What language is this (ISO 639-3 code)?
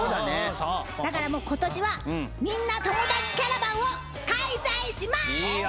jpn